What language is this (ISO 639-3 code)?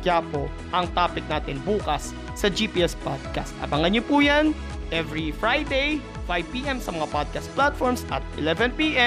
fil